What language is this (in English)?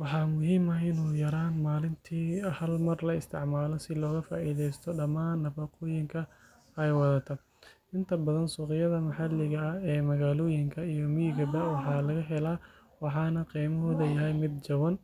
Somali